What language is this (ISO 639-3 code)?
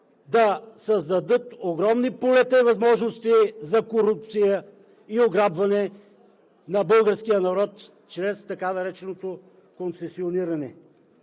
bul